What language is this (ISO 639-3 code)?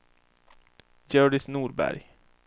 swe